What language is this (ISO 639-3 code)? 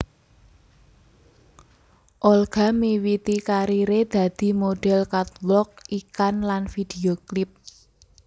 jav